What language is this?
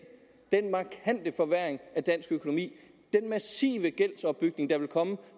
Danish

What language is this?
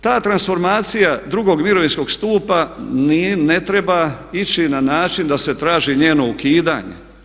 Croatian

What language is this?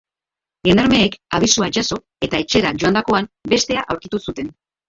Basque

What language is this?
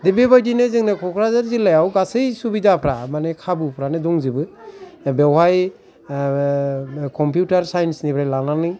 Bodo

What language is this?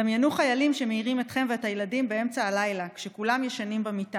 Hebrew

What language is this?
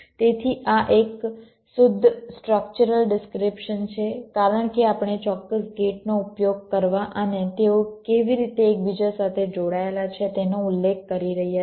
Gujarati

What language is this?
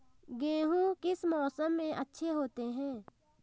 Hindi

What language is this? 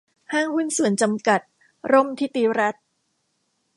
Thai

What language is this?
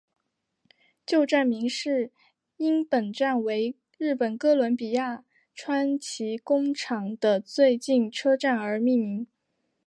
Chinese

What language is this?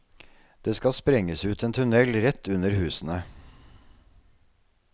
Norwegian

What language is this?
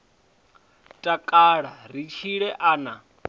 Venda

